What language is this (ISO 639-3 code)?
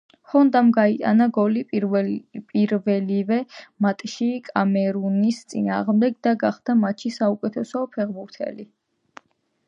kat